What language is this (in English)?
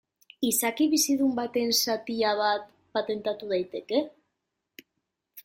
Basque